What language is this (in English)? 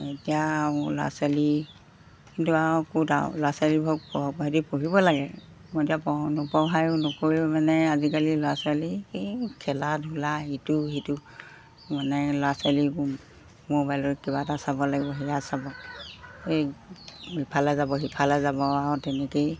Assamese